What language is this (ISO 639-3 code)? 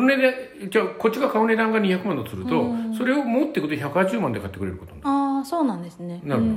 jpn